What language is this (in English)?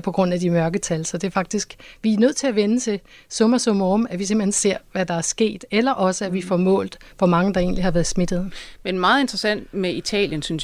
Danish